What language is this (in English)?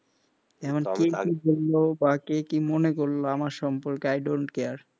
Bangla